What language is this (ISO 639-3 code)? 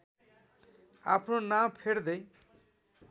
nep